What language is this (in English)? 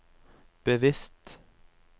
Norwegian